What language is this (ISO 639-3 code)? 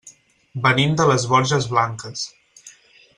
cat